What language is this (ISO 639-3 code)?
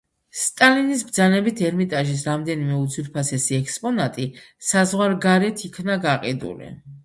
kat